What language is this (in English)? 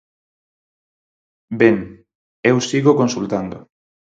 Galician